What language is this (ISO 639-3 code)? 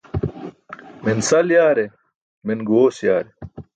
bsk